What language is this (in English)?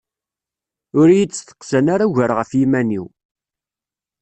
Kabyle